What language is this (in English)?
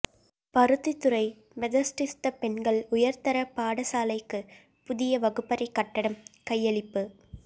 Tamil